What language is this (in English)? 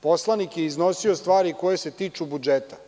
Serbian